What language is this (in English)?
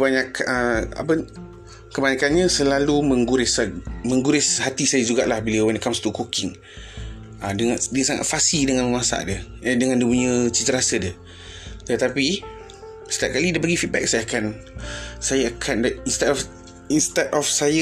Malay